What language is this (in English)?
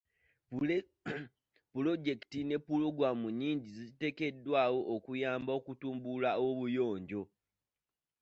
Ganda